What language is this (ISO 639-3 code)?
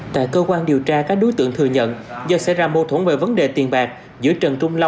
vie